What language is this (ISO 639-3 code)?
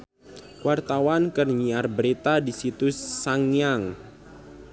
sun